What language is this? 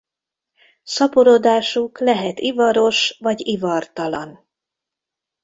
Hungarian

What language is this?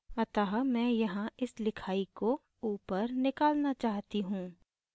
Hindi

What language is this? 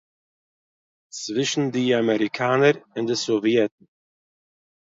Yiddish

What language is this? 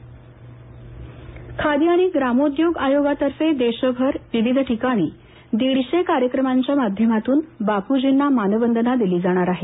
Marathi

